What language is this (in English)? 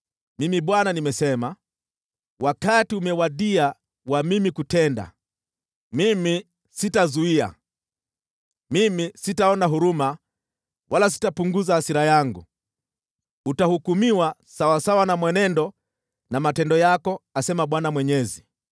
Swahili